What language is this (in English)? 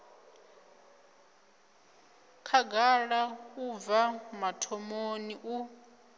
Venda